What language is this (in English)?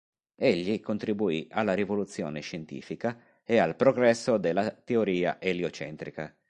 Italian